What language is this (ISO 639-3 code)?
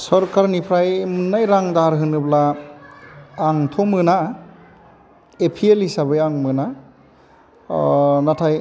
brx